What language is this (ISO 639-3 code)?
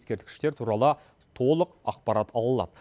kaz